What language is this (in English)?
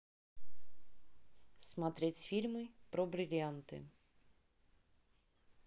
Russian